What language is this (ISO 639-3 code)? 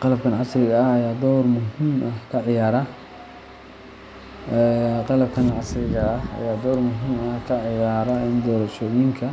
som